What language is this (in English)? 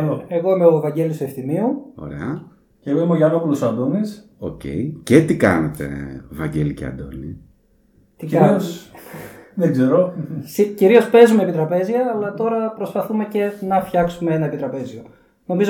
Greek